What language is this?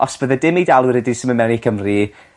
Welsh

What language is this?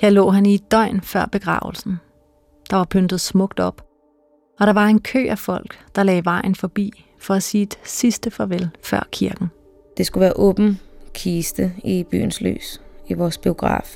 Danish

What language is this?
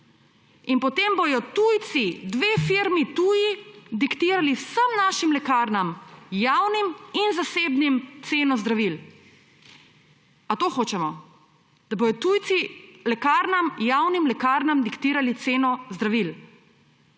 Slovenian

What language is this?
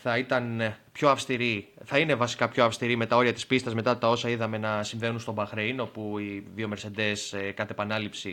Greek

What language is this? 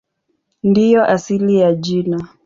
Swahili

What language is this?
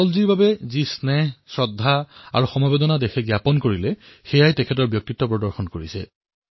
Assamese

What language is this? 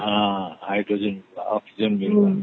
Odia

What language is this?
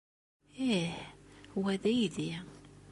Kabyle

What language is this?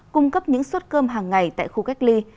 Vietnamese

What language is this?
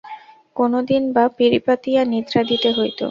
Bangla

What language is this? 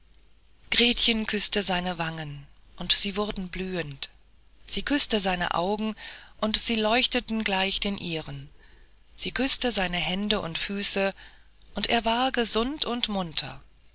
German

